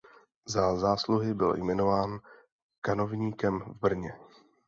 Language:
Czech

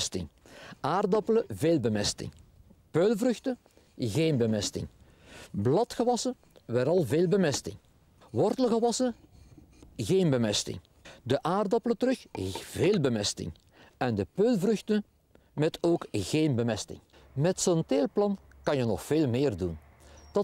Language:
Dutch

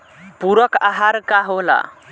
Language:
Bhojpuri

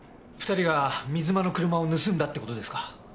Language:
Japanese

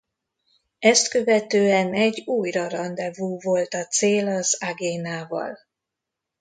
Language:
Hungarian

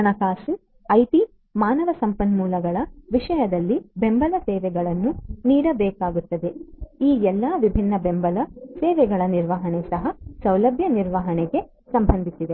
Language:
Kannada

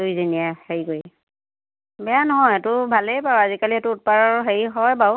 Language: Assamese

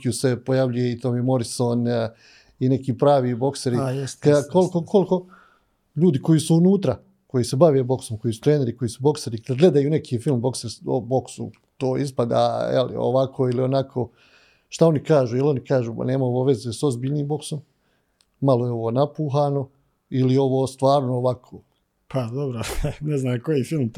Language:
Croatian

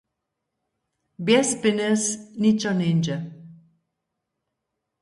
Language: Upper Sorbian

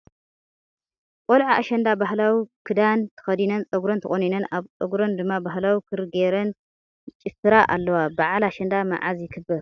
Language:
Tigrinya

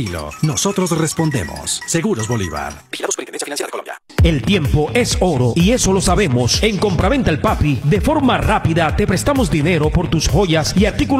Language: Spanish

